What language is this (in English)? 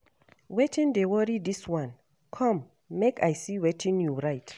Nigerian Pidgin